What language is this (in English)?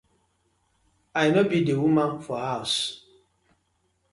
Nigerian Pidgin